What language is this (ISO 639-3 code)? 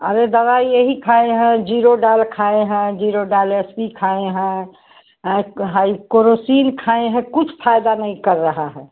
hin